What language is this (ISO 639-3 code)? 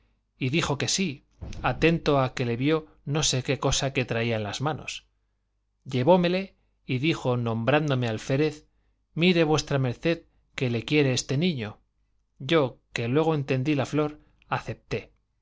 spa